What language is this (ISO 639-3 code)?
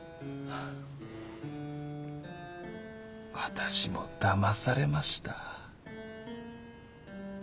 jpn